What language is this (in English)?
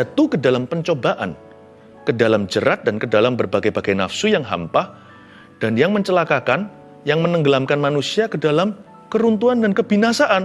Indonesian